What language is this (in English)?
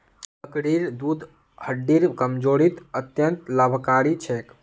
Magahi